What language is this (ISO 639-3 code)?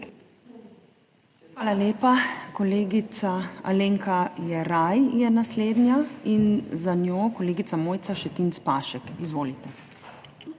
slv